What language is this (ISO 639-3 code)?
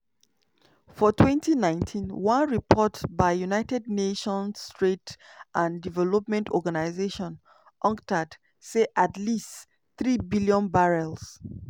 pcm